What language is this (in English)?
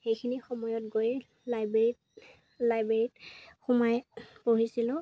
Assamese